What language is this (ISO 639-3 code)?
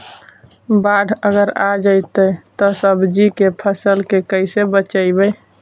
mag